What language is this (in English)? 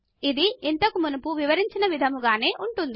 Telugu